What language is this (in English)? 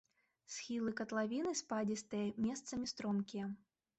Belarusian